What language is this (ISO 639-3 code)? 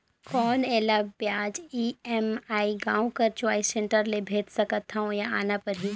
hne